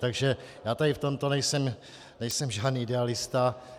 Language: Czech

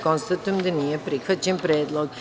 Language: Serbian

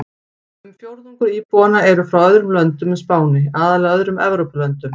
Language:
Icelandic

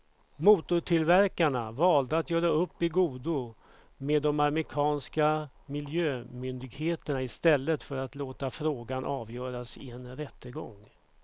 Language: Swedish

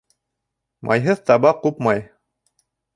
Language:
Bashkir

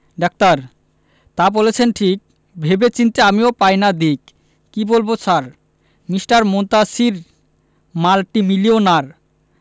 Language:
Bangla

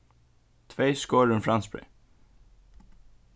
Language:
Faroese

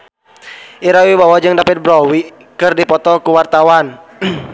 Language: Sundanese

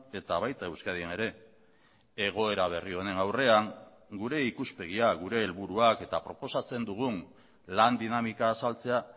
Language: Basque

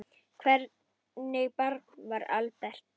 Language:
Icelandic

